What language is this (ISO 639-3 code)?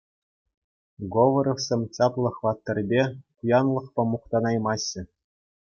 chv